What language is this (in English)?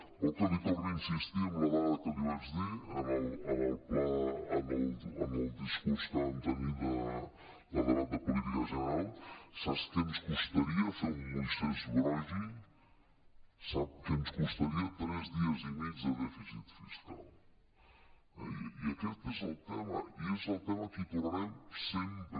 Catalan